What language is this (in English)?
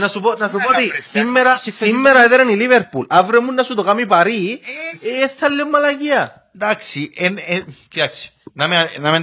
Greek